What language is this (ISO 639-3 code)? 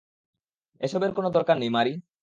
ben